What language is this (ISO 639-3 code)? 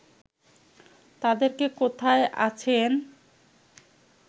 ben